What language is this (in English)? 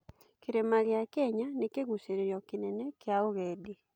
Kikuyu